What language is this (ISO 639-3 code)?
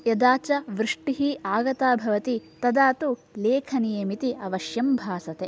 san